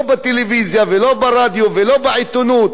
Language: Hebrew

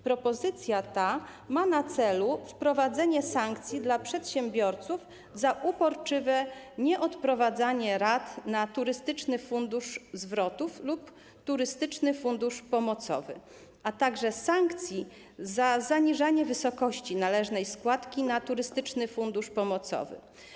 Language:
Polish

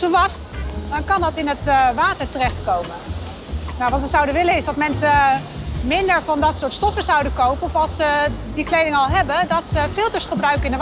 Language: Dutch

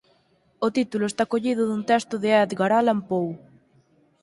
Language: Galician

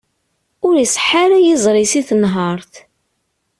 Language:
Kabyle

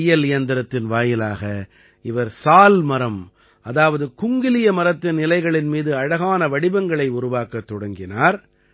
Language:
Tamil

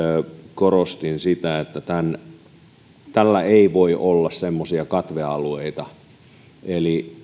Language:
Finnish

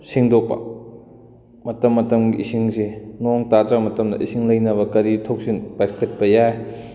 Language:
Manipuri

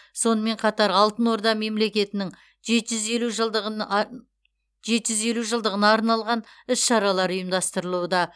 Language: Kazakh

